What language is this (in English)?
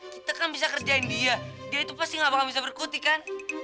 Indonesian